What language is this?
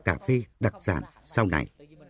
Vietnamese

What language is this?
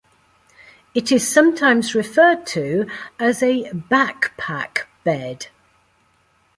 English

